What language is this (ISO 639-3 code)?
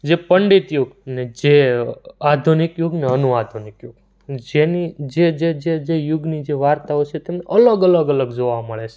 guj